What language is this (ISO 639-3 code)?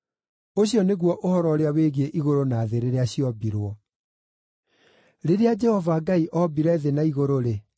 kik